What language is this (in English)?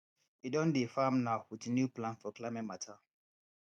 Nigerian Pidgin